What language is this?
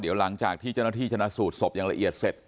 Thai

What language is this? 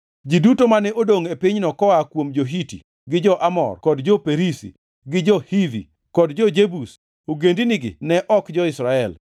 Luo (Kenya and Tanzania)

